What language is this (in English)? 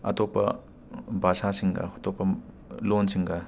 Manipuri